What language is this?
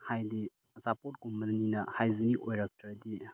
Manipuri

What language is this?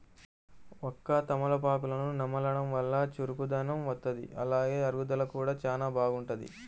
Telugu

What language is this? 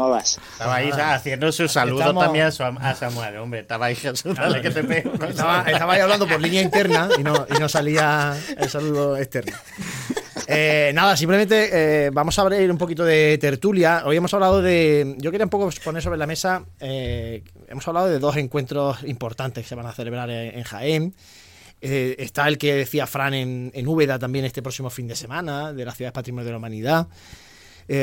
Spanish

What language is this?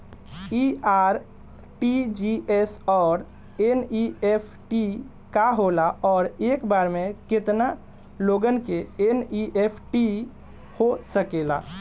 Bhojpuri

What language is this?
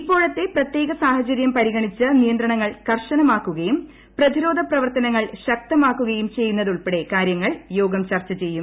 Malayalam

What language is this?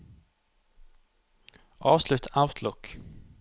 Norwegian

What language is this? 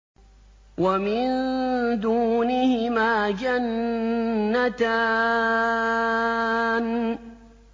Arabic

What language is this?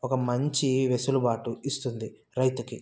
Telugu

